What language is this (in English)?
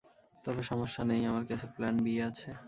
Bangla